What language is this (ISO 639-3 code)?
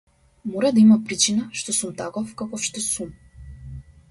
mkd